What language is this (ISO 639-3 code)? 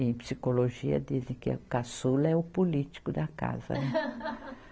por